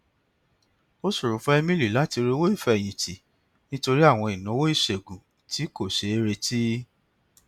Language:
Yoruba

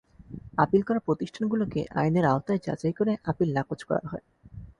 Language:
Bangla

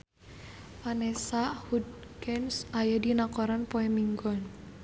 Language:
Sundanese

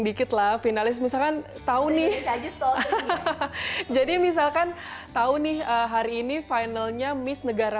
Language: Indonesian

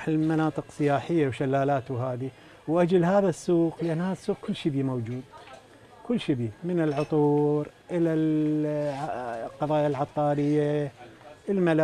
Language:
Arabic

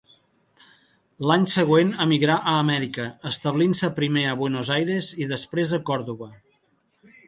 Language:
Catalan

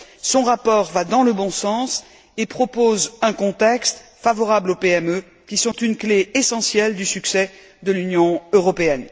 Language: French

